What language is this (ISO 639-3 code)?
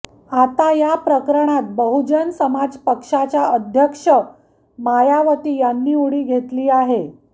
mar